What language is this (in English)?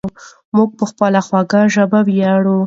Pashto